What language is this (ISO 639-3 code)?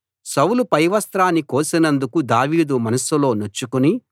tel